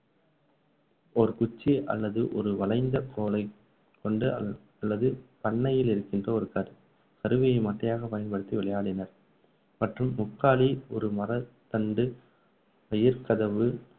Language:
Tamil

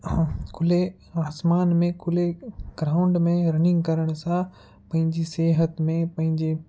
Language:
Sindhi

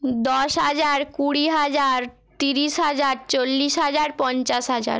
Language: Bangla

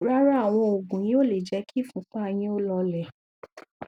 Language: Yoruba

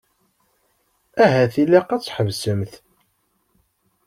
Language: Kabyle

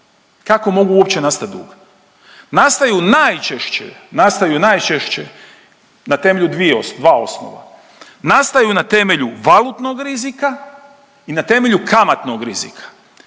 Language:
Croatian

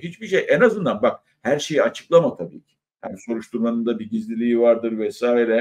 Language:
Turkish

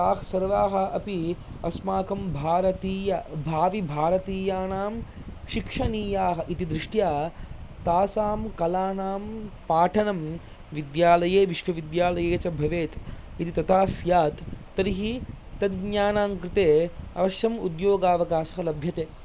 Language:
Sanskrit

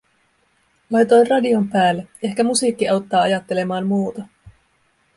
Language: Finnish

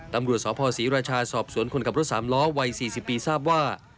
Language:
Thai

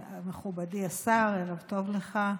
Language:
Hebrew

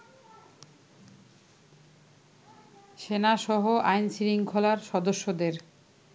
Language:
Bangla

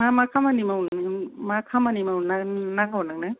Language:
Bodo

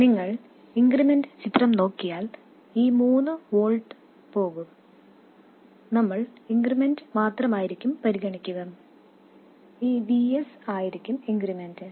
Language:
Malayalam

